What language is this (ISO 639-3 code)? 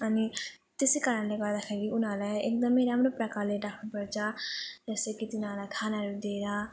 nep